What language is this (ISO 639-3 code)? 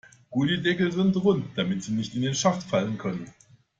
deu